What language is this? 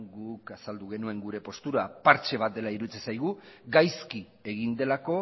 Basque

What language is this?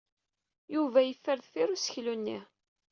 Kabyle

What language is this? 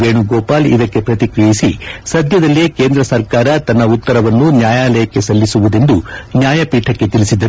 Kannada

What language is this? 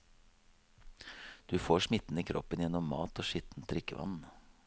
Norwegian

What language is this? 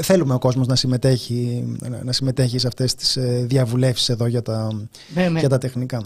Greek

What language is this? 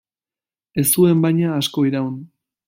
Basque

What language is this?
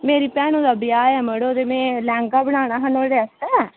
Dogri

